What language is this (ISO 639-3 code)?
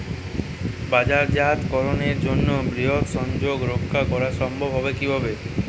ben